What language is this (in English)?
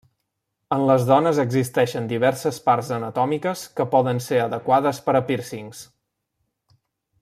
Catalan